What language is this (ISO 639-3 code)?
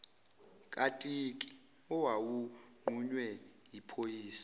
zul